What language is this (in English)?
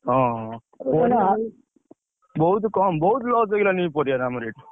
Odia